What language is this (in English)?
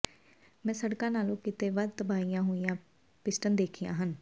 Punjabi